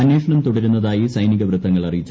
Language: Malayalam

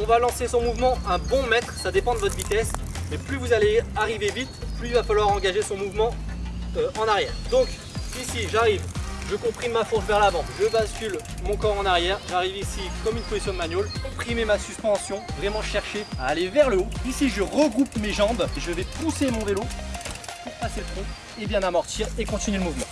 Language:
French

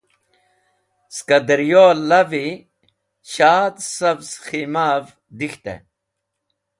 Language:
Wakhi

